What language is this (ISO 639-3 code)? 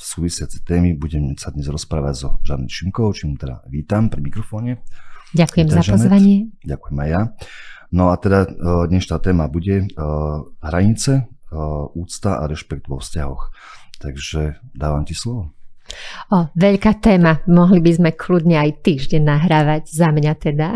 slk